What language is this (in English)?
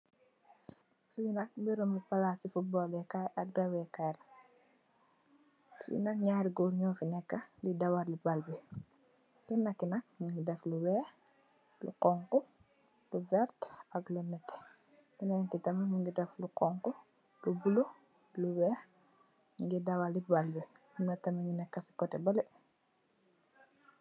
Wolof